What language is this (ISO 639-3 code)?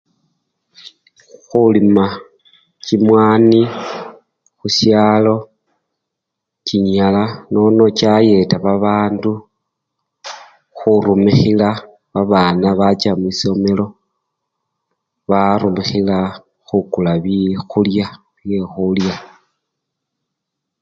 luy